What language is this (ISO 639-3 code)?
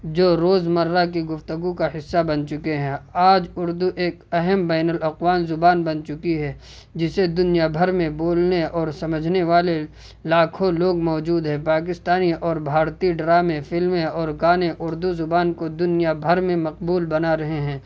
urd